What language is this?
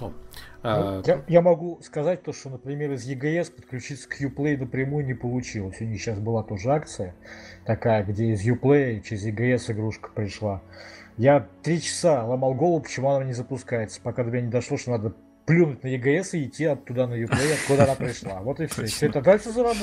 Russian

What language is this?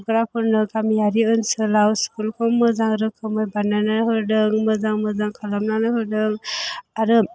Bodo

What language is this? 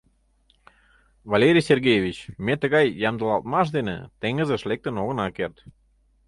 Mari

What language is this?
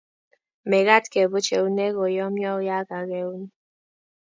Kalenjin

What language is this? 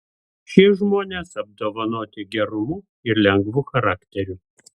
Lithuanian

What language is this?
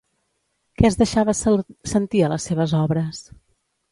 Catalan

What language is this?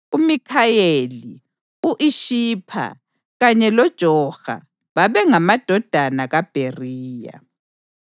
North Ndebele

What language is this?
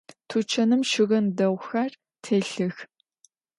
Adyghe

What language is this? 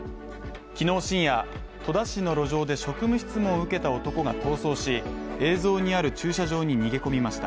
Japanese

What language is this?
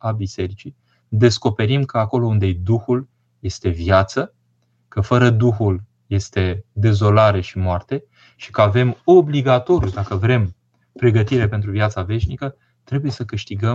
Romanian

